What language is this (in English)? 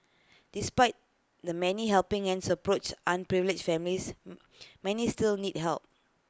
English